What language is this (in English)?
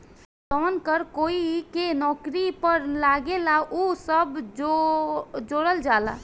Bhojpuri